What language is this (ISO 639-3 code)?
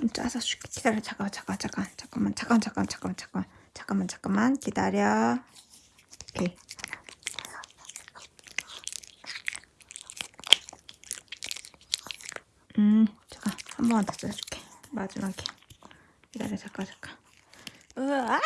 kor